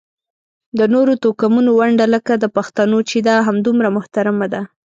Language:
Pashto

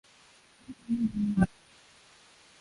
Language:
Swahili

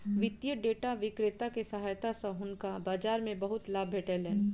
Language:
Maithili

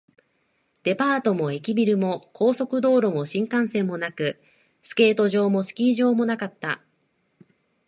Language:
Japanese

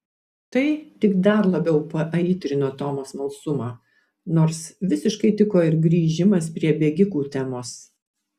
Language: Lithuanian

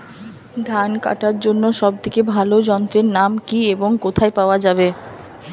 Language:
Bangla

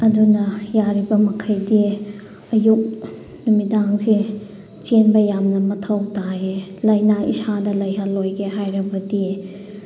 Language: Manipuri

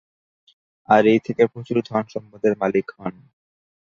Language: Bangla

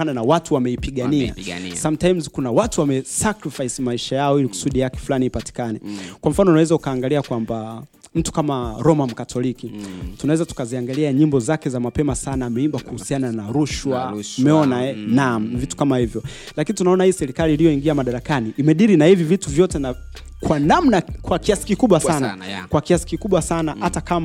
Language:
Swahili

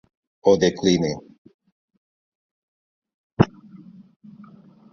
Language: Catalan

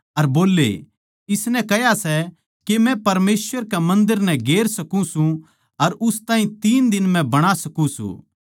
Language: Haryanvi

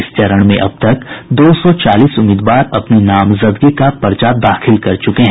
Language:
Hindi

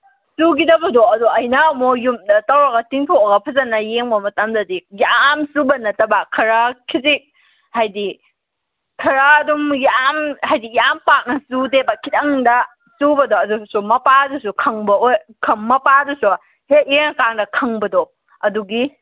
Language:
Manipuri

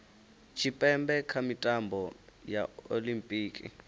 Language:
Venda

